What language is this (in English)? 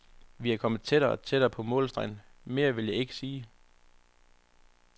Danish